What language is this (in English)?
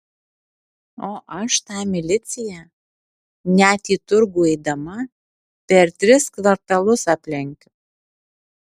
Lithuanian